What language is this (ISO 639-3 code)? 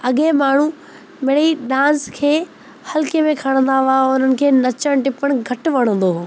snd